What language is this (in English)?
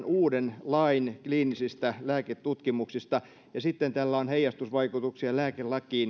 Finnish